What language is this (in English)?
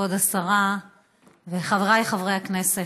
Hebrew